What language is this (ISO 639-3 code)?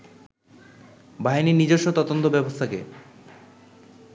ben